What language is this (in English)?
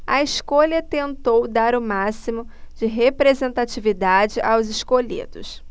Portuguese